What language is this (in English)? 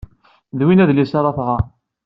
Kabyle